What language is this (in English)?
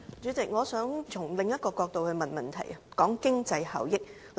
Cantonese